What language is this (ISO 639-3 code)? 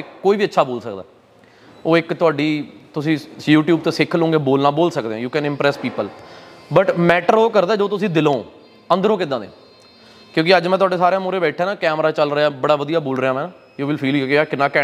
pan